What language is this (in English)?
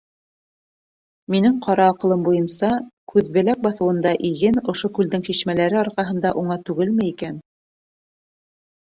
Bashkir